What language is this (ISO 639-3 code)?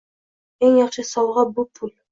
uzb